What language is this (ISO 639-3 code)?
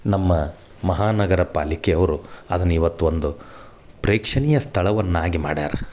kan